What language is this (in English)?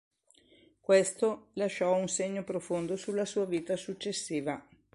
Italian